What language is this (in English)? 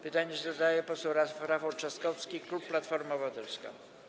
Polish